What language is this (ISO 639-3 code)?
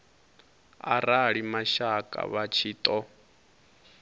ven